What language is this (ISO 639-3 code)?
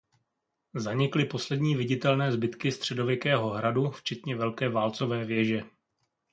ces